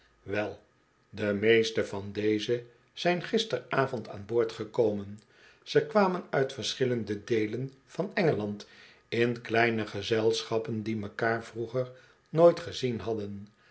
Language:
Dutch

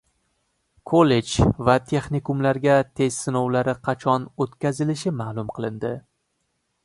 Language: Uzbek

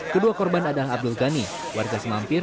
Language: Indonesian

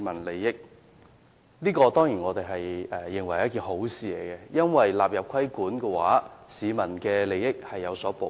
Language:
Cantonese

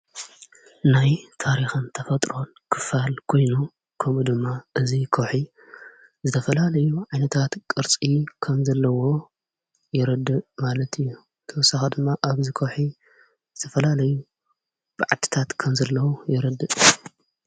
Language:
Tigrinya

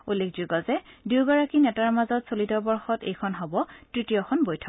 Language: Assamese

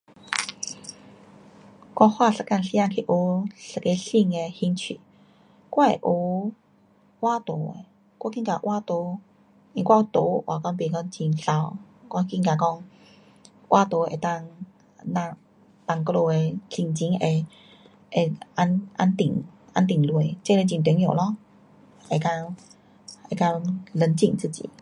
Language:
Pu-Xian Chinese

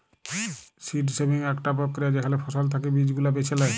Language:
Bangla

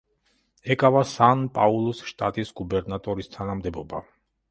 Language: Georgian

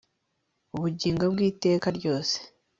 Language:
Kinyarwanda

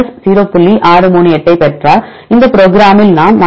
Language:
Tamil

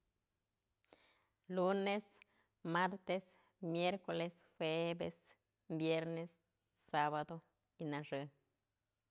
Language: Mazatlán Mixe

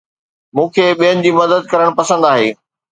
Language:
Sindhi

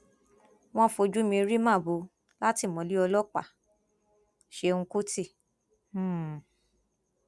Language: Yoruba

